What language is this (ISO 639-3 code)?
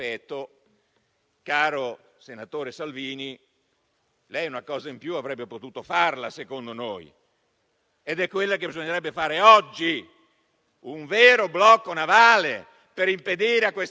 ita